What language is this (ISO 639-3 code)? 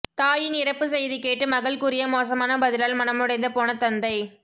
tam